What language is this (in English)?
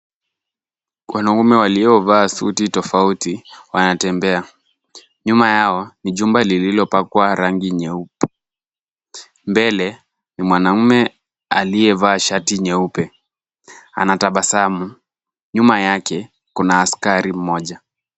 Swahili